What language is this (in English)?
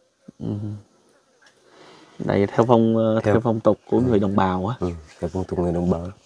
Vietnamese